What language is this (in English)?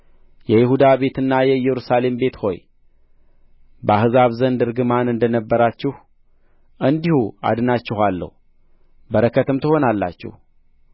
Amharic